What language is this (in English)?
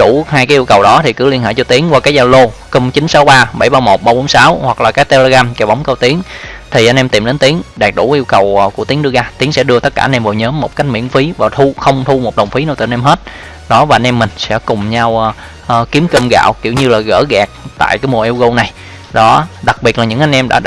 Vietnamese